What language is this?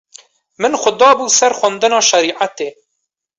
Kurdish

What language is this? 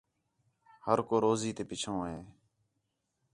Khetrani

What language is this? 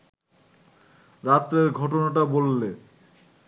Bangla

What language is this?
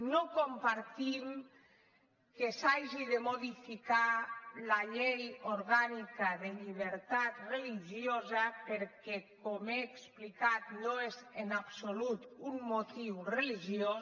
Catalan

